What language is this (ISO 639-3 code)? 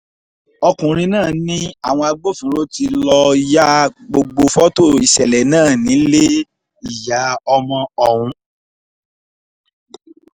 yor